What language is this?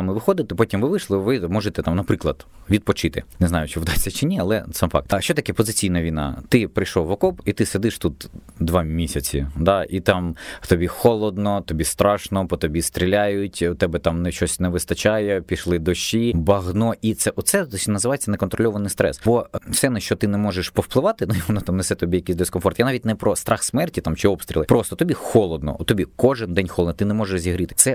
Ukrainian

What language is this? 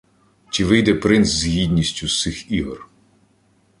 Ukrainian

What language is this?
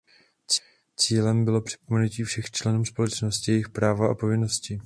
Czech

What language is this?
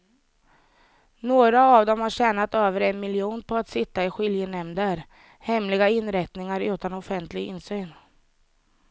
Swedish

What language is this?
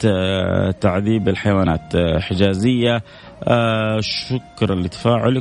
Arabic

